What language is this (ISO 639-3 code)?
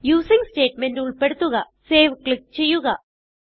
mal